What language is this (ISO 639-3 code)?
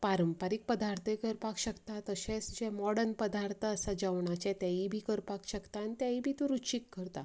kok